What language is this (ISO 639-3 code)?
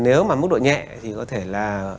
vie